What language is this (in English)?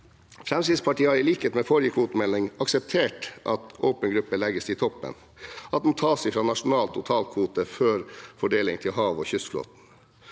Norwegian